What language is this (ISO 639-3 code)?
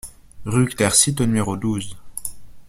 fra